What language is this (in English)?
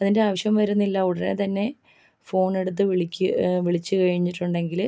Malayalam